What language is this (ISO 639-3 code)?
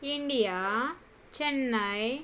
tel